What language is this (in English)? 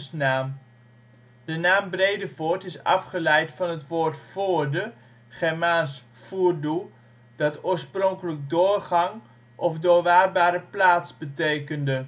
Dutch